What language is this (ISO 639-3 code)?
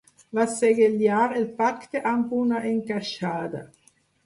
cat